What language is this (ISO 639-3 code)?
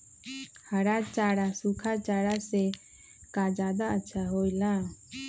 mag